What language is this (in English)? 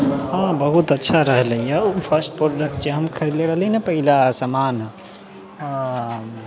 Maithili